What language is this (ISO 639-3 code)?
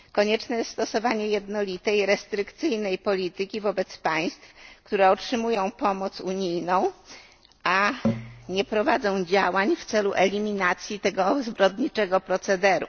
pol